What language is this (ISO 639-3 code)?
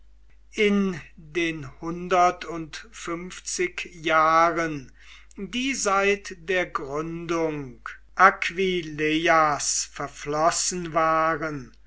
deu